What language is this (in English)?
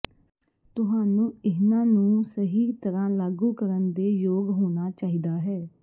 Punjabi